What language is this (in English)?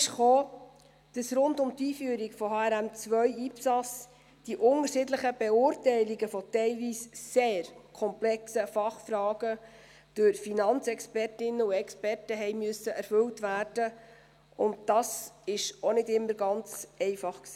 Swiss German